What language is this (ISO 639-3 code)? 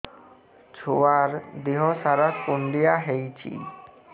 ori